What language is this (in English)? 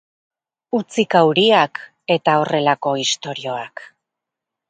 Basque